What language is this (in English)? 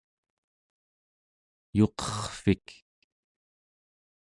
Central Yupik